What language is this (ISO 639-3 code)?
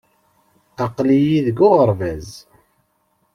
kab